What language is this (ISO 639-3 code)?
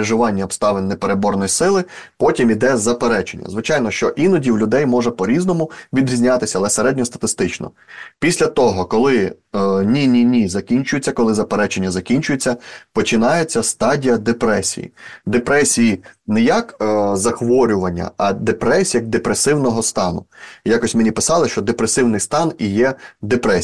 ukr